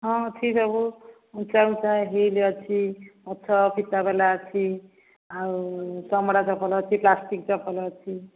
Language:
Odia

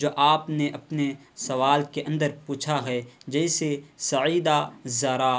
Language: Urdu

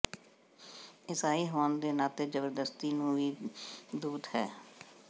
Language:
Punjabi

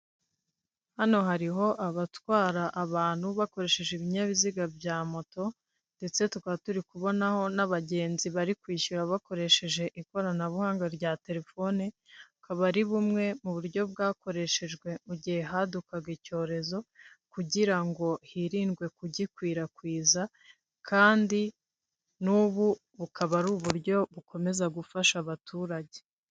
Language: Kinyarwanda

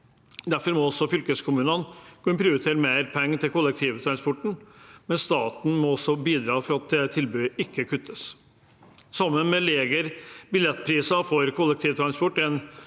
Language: Norwegian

